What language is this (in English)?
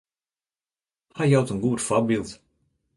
Western Frisian